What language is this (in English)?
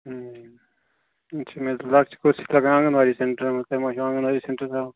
Kashmiri